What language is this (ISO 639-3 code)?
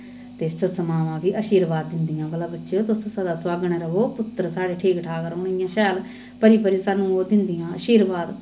doi